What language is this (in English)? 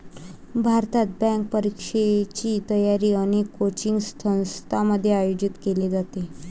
Marathi